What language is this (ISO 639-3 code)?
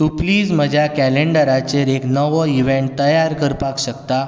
kok